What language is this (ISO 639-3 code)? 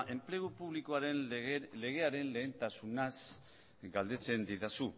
eus